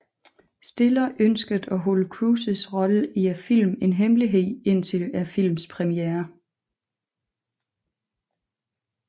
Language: Danish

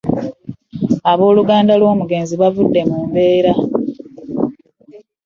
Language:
Ganda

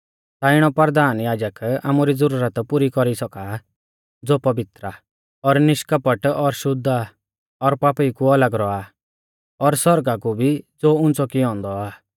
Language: Mahasu Pahari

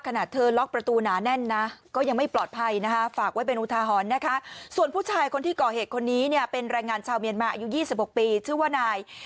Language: Thai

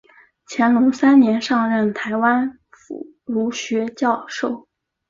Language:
Chinese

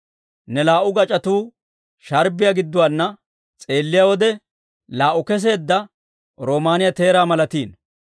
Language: Dawro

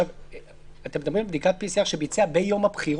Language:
Hebrew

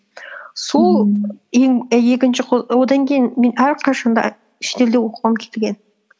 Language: Kazakh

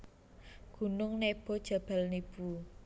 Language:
Javanese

